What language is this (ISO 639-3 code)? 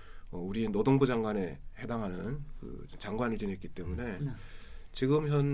kor